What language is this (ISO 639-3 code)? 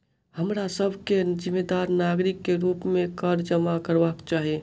mai